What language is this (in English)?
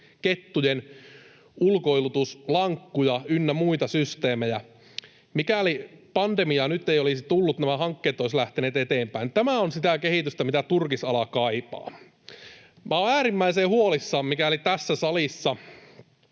Finnish